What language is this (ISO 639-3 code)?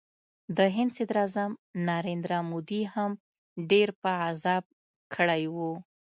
pus